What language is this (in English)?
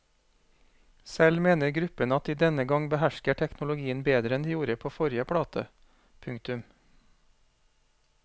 Norwegian